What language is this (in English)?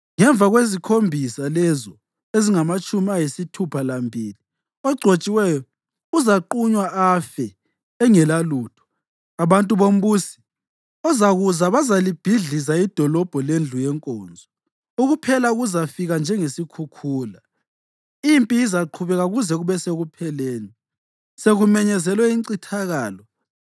North Ndebele